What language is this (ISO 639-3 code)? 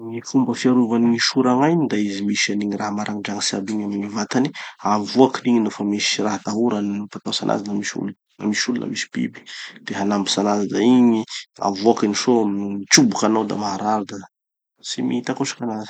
txy